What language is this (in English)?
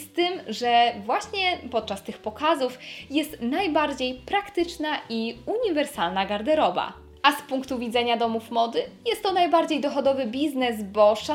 Polish